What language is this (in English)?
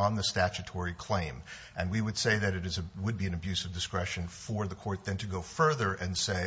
English